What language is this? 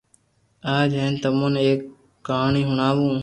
Loarki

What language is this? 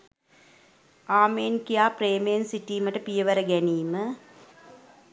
Sinhala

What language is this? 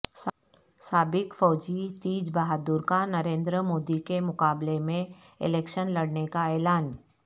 Urdu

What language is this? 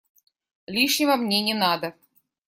Russian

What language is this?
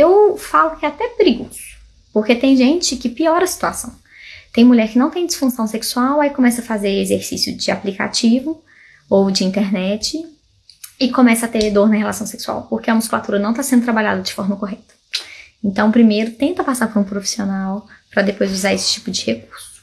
Portuguese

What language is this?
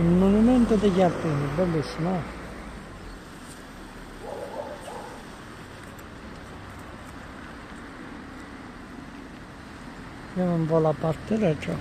Italian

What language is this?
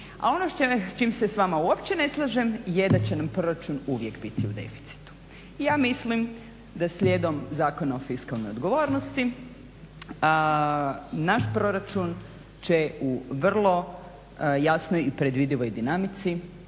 Croatian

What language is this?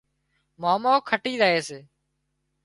Wadiyara Koli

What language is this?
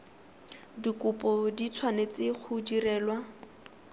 Tswana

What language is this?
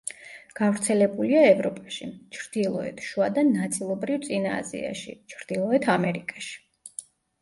Georgian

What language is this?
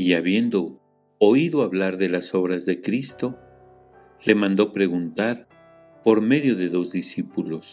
Spanish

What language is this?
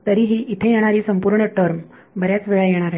Marathi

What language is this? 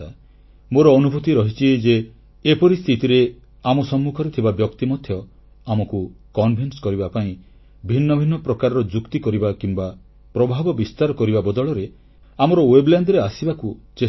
Odia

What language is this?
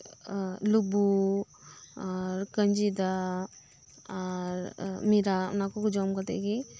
Santali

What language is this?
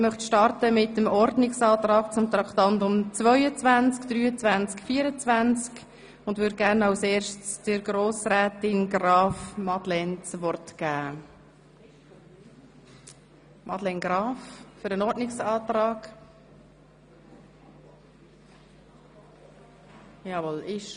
Swiss German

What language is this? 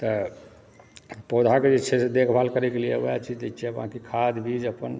Maithili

